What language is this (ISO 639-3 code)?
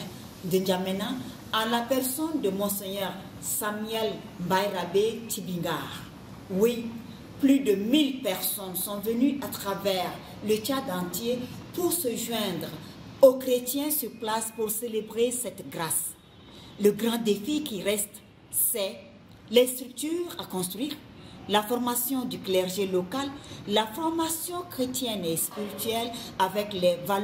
fra